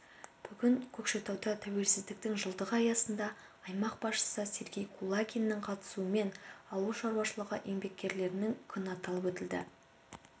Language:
Kazakh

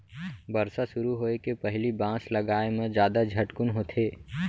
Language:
Chhattisgarhi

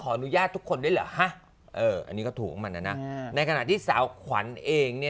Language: Thai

